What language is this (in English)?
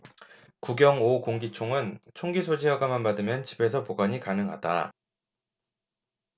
Korean